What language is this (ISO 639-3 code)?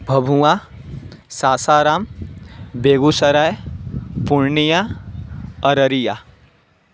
san